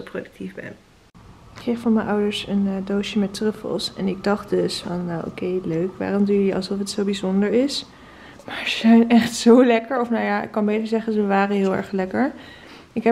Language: Dutch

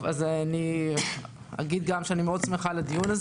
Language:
Hebrew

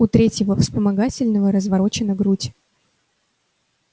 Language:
Russian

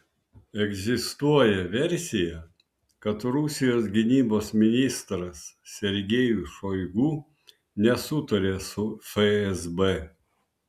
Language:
Lithuanian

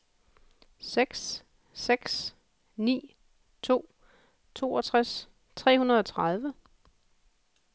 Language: Danish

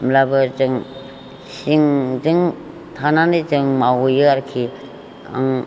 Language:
Bodo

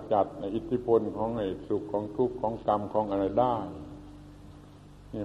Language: Thai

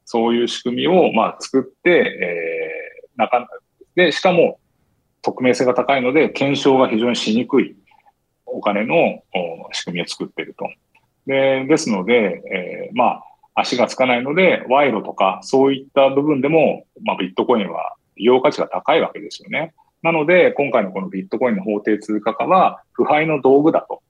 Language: Japanese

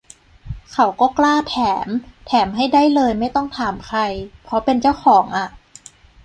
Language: Thai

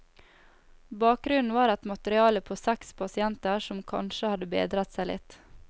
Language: Norwegian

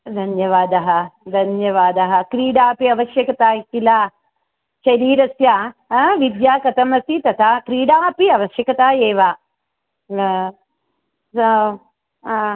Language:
Sanskrit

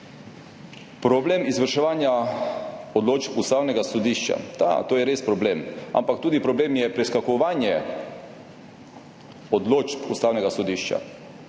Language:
Slovenian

